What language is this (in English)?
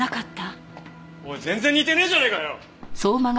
Japanese